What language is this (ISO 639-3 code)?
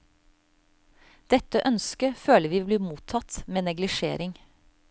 nor